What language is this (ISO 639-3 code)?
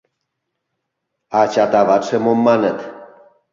chm